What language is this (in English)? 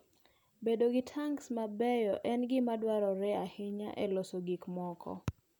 Luo (Kenya and Tanzania)